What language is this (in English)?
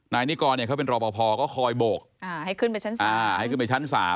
Thai